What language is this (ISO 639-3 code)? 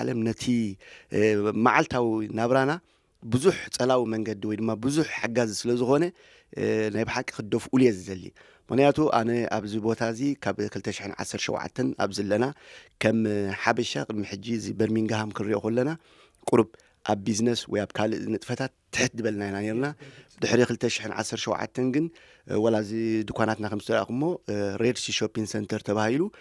ara